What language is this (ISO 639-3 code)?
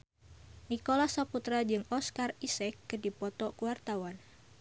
sun